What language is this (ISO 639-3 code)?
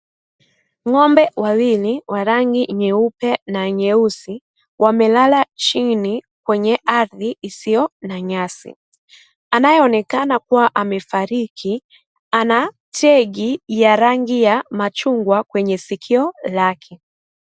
swa